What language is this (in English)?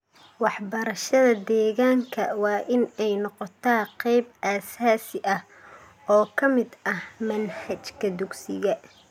Somali